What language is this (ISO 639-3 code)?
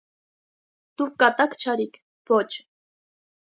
hye